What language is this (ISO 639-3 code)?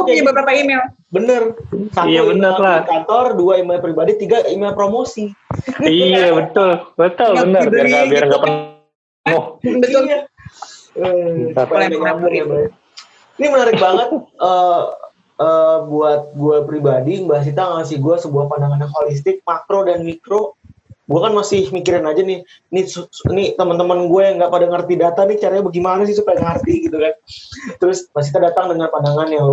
ind